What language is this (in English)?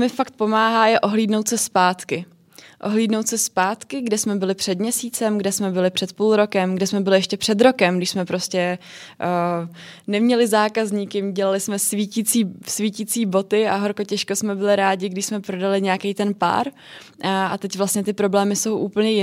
Czech